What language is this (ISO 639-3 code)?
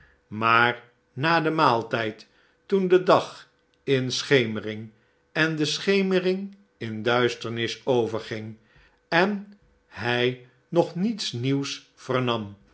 nld